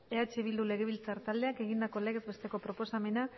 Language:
Basque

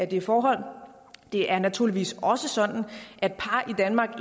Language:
Danish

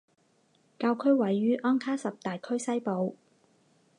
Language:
Chinese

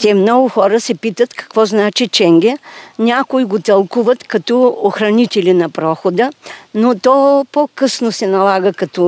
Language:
Bulgarian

